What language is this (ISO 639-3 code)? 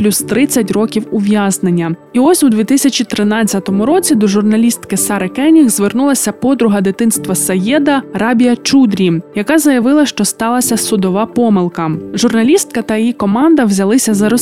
ukr